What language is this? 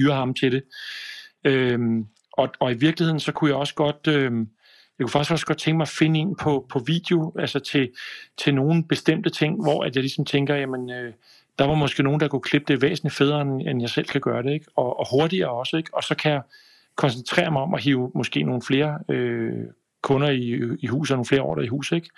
Danish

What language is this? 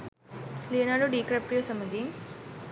Sinhala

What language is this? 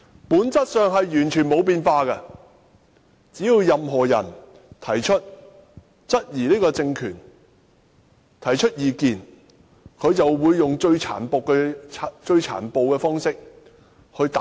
Cantonese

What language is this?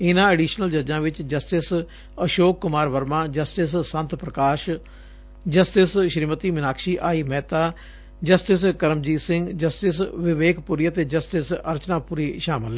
Punjabi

